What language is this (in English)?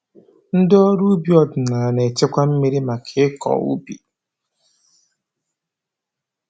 Igbo